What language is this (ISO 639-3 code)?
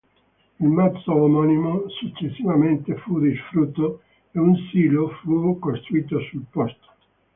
ita